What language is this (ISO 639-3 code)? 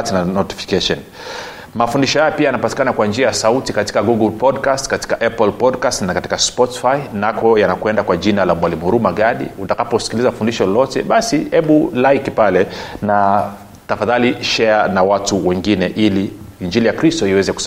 swa